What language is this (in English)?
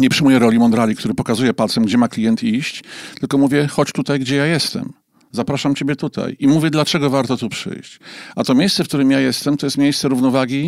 Polish